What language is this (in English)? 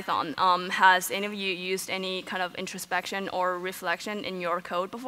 English